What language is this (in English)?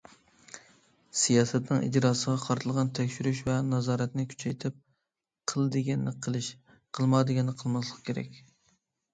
Uyghur